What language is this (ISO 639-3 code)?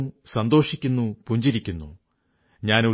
mal